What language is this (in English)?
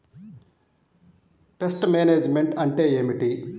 Telugu